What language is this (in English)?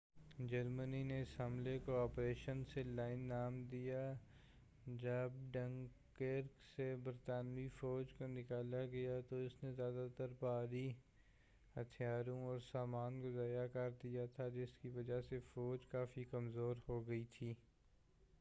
Urdu